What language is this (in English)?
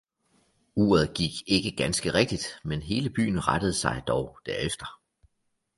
Danish